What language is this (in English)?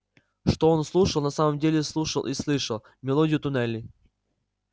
Russian